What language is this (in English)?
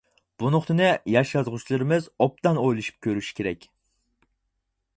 Uyghur